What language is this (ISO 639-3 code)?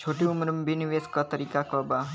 bho